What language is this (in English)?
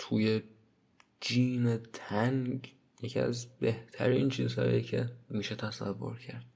Persian